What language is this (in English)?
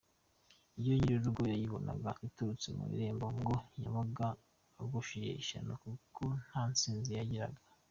Kinyarwanda